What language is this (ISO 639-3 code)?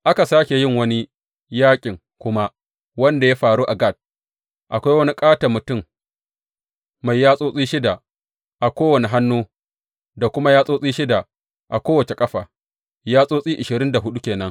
hau